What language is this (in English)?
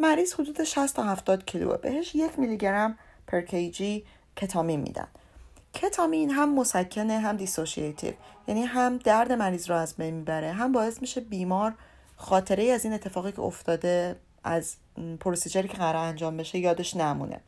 Persian